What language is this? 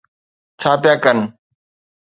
Sindhi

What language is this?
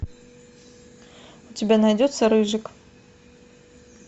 Russian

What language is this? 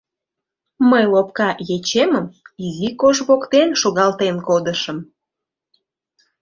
Mari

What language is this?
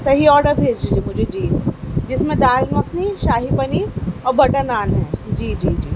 Urdu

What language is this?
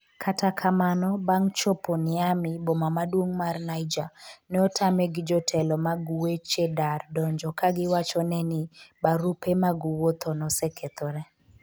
Luo (Kenya and Tanzania)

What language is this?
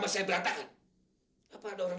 Indonesian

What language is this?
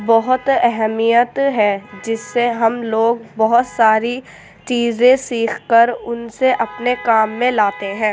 Urdu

